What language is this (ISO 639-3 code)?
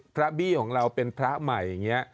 tha